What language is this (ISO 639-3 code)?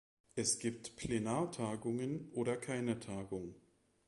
deu